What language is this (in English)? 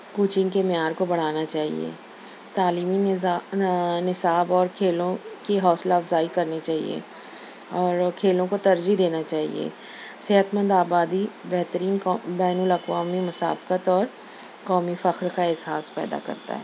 Urdu